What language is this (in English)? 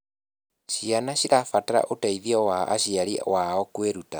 Kikuyu